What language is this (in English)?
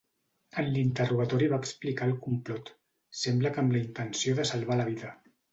Catalan